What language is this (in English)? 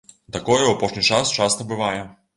Belarusian